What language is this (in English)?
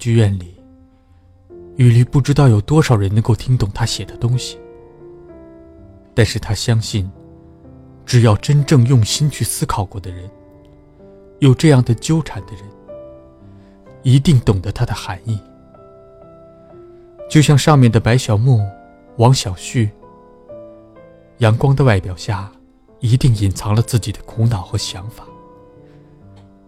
Chinese